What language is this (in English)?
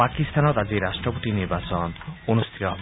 Assamese